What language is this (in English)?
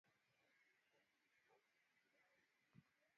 Swahili